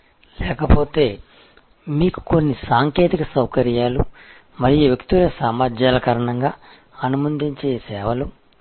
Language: Telugu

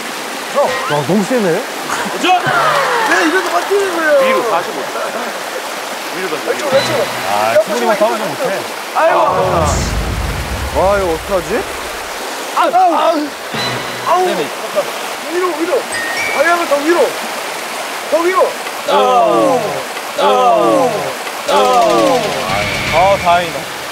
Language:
Korean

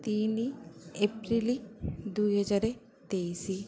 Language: Odia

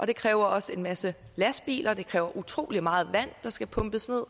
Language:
Danish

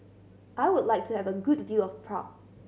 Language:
English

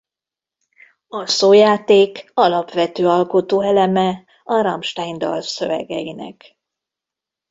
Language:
Hungarian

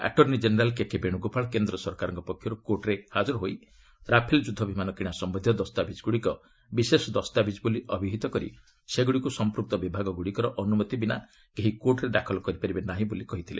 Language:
Odia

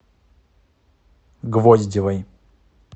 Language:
Russian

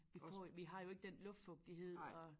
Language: Danish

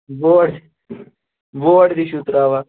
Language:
Kashmiri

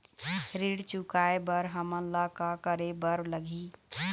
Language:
Chhattisgarhi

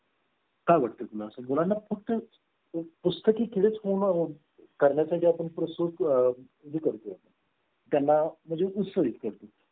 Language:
Marathi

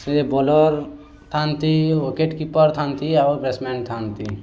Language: Odia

